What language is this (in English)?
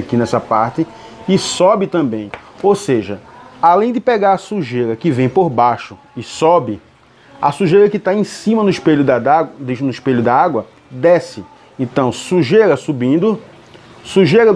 Portuguese